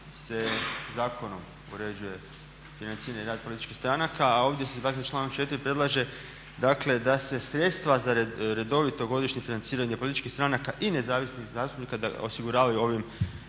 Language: Croatian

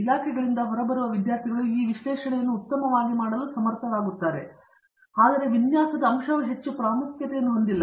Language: Kannada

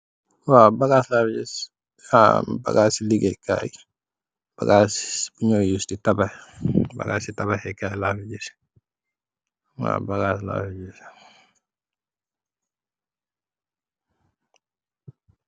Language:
Wolof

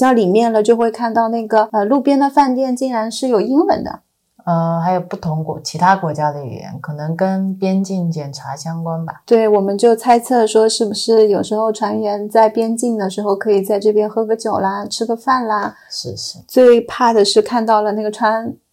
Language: Chinese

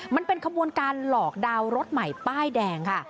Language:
Thai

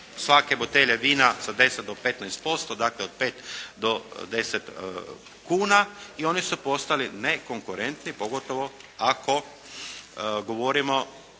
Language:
Croatian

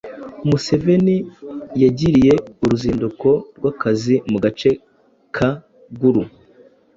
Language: Kinyarwanda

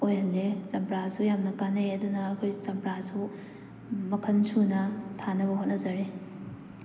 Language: Manipuri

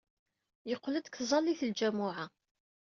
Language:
Kabyle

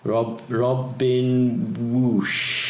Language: Welsh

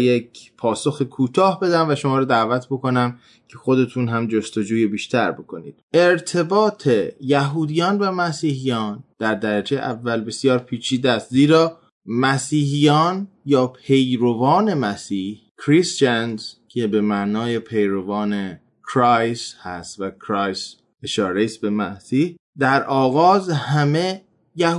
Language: Persian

